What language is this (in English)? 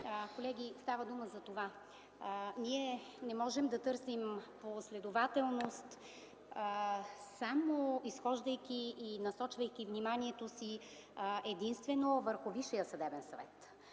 Bulgarian